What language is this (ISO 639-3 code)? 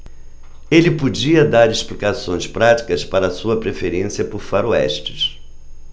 por